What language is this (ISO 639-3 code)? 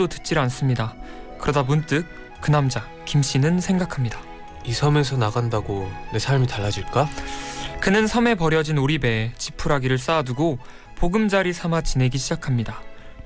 kor